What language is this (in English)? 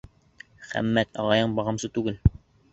Bashkir